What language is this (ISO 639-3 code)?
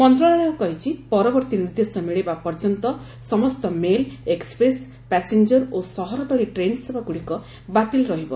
ori